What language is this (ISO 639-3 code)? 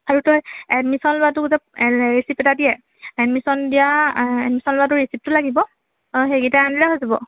asm